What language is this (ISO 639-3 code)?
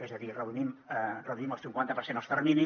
cat